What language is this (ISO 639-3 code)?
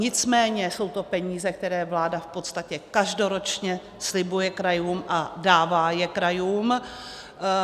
ces